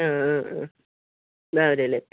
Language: Malayalam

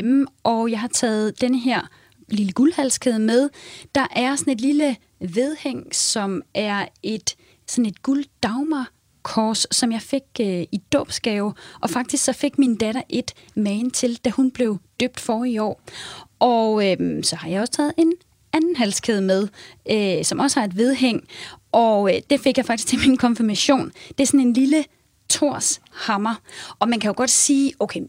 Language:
Danish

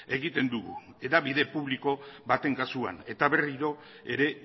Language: Basque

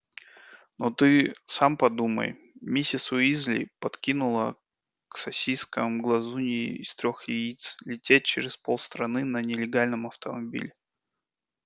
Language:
Russian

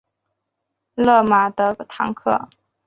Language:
Chinese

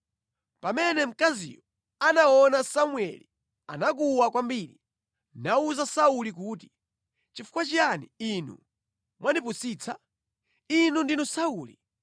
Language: Nyanja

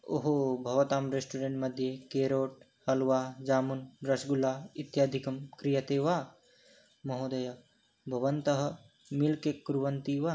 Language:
Sanskrit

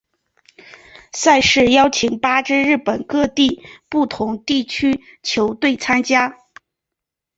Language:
Chinese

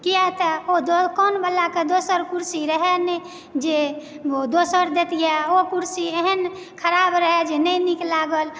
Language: Maithili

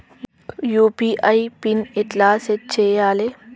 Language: Telugu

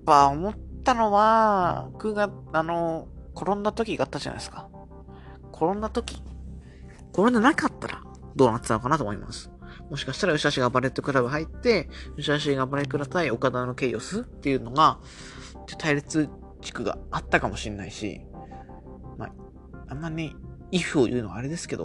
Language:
Japanese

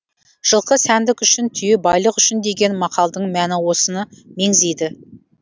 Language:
Kazakh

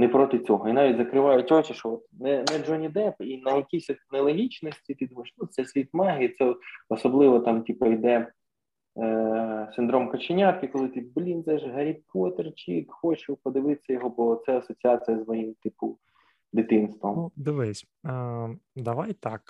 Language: Ukrainian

